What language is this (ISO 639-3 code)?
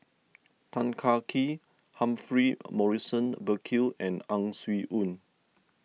eng